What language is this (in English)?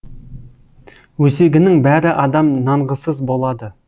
Kazakh